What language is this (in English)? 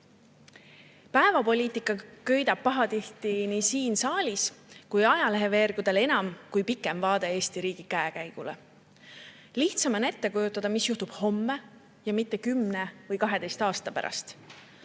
Estonian